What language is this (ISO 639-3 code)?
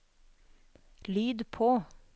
nor